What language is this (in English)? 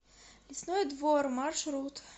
Russian